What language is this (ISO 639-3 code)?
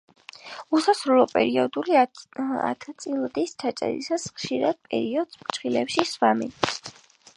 kat